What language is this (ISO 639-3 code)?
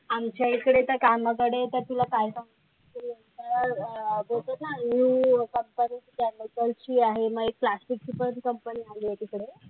mar